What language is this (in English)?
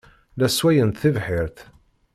Kabyle